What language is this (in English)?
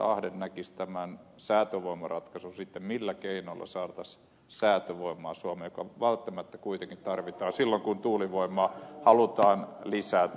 Finnish